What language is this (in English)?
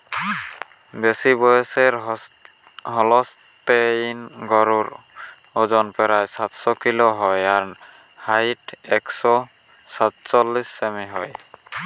Bangla